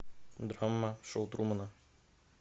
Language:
Russian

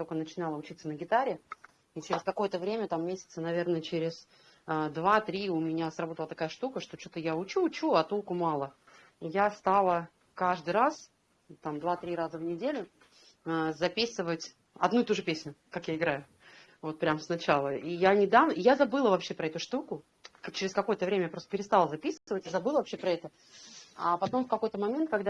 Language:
Russian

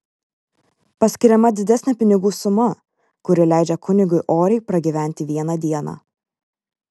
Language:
Lithuanian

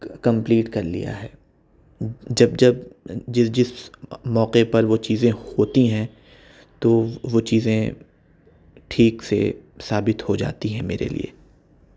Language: Urdu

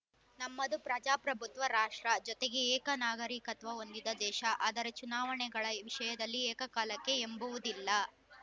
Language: Kannada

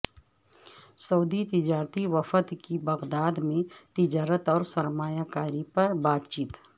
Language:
Urdu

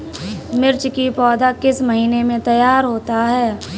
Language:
Hindi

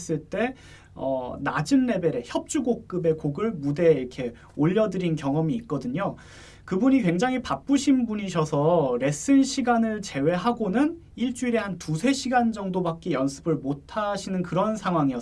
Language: Korean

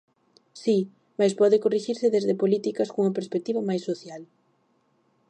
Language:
Galician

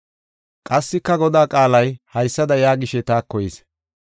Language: Gofa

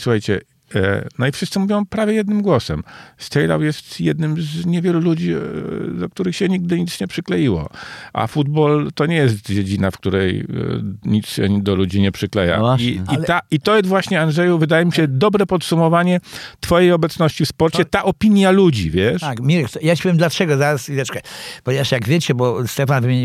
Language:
Polish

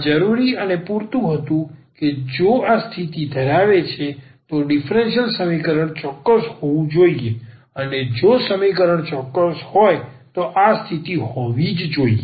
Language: Gujarati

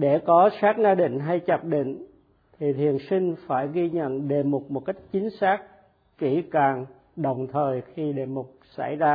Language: Vietnamese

